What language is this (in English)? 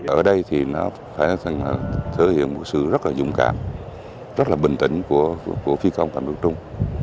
Vietnamese